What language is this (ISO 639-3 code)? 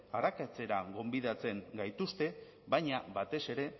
eus